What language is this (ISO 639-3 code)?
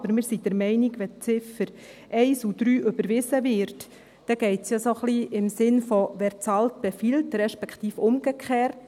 gsw